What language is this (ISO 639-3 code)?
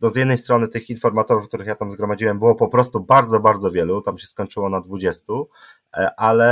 pol